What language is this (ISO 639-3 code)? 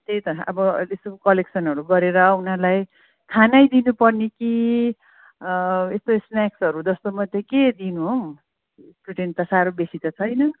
nep